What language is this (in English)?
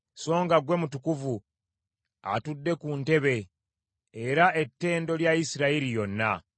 Ganda